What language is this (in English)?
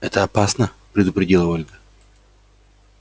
Russian